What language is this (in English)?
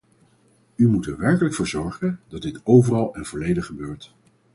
Dutch